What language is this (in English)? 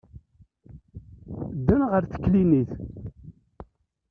Kabyle